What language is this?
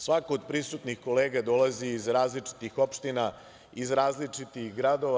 Serbian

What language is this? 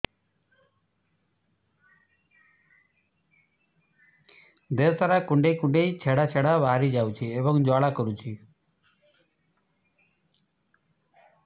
Odia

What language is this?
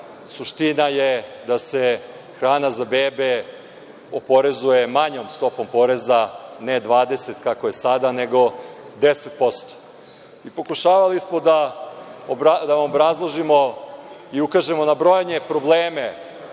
Serbian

